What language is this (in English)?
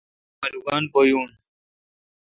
Kalkoti